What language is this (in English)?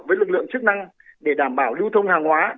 Vietnamese